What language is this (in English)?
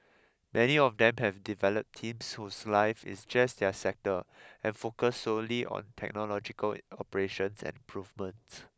English